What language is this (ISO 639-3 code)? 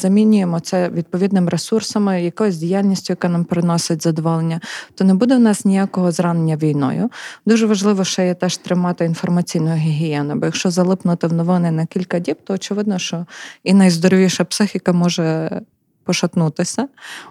ukr